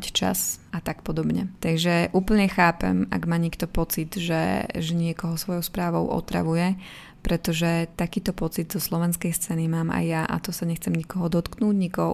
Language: Slovak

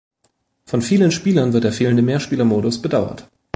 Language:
German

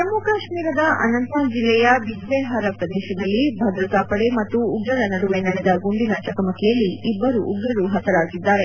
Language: Kannada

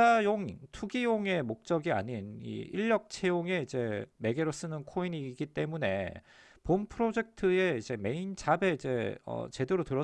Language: Korean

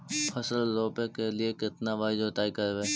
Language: Magahi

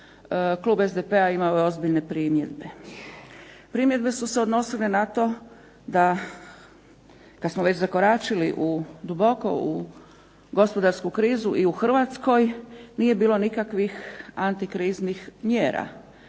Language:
Croatian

